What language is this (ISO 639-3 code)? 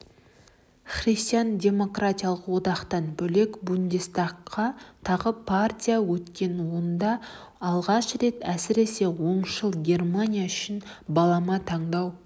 kaz